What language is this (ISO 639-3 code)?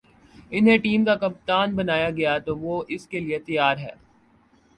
urd